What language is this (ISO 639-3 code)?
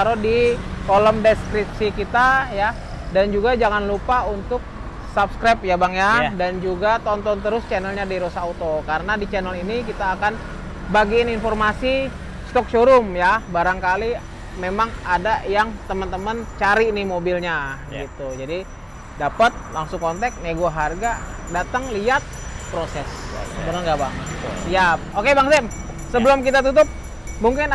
ind